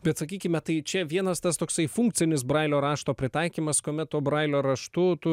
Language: Lithuanian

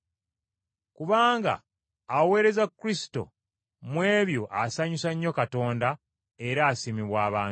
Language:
Ganda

